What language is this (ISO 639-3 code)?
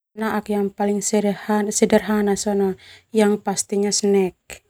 twu